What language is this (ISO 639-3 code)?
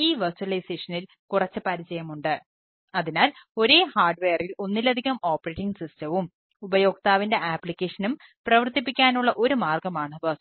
mal